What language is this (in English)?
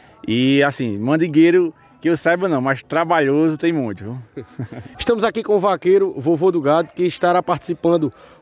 Portuguese